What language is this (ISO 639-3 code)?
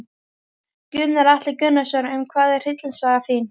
isl